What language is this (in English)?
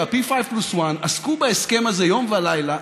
Hebrew